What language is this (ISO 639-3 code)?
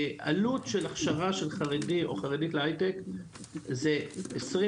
heb